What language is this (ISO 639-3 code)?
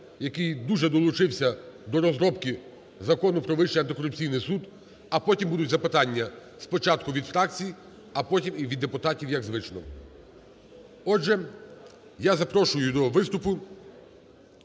ukr